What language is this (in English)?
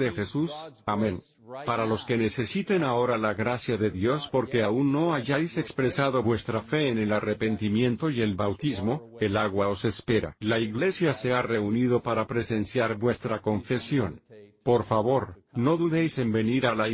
Spanish